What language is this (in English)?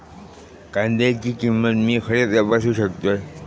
Marathi